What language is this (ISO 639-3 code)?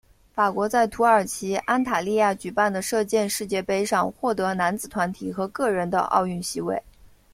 zho